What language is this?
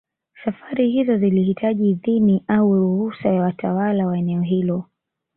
Swahili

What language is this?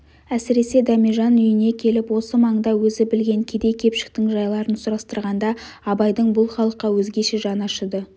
Kazakh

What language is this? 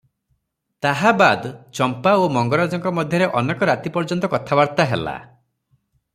Odia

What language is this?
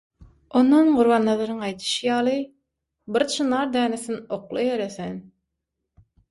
Turkmen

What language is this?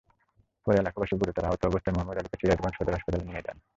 Bangla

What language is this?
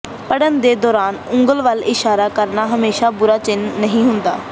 Punjabi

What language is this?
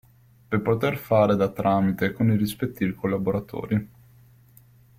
Italian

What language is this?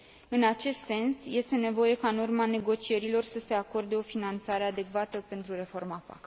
Romanian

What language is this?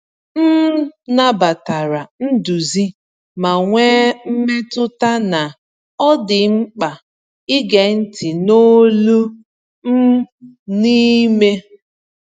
Igbo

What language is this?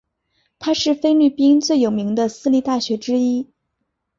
Chinese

